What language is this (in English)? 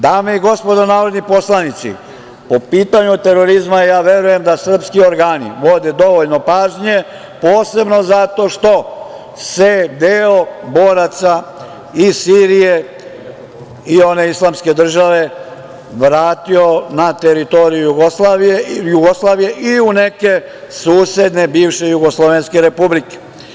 Serbian